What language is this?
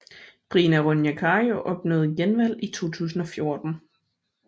Danish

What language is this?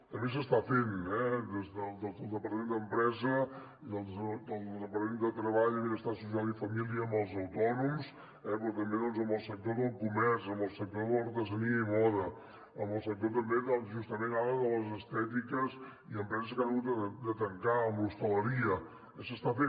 Catalan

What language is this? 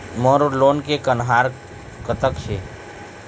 Chhattisgarhi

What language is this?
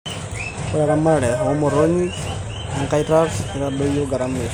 Masai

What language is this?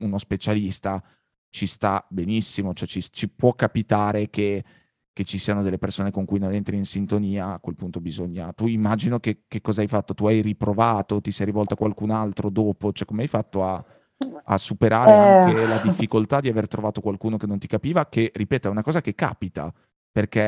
Italian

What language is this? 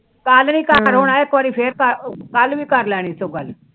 Punjabi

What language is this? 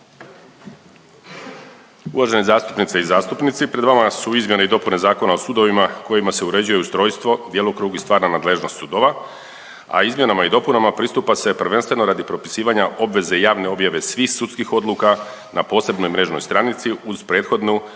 Croatian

